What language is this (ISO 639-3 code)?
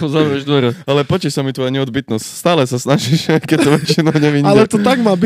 slk